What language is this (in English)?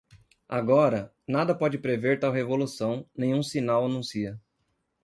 Portuguese